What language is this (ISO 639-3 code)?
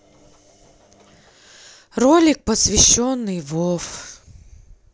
rus